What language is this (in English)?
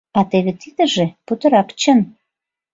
Mari